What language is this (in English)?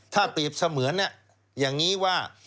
Thai